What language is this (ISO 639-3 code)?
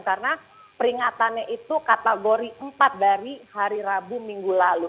ind